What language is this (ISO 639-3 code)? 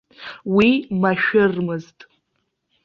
abk